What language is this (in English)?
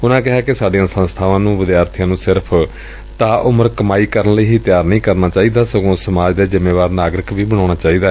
Punjabi